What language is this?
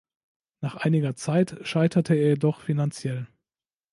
German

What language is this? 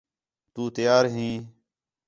Khetrani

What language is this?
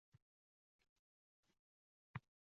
Uzbek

